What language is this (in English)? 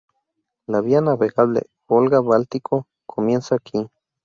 Spanish